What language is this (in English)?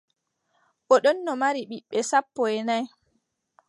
Adamawa Fulfulde